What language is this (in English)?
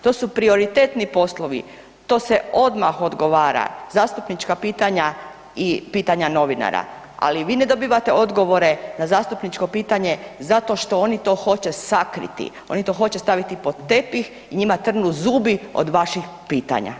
Croatian